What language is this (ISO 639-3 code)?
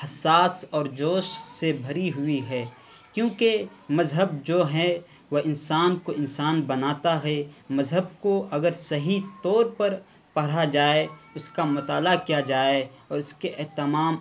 urd